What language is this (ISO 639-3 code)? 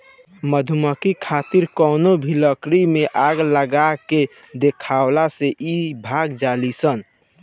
bho